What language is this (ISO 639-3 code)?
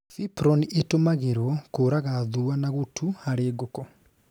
kik